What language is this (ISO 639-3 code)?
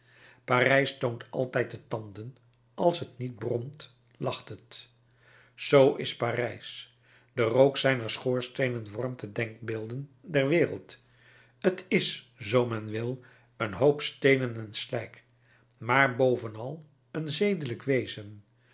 nld